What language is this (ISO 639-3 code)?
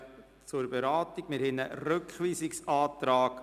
gsw